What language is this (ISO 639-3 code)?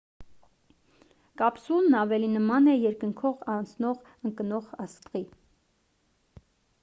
hye